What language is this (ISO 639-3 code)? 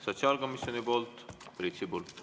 est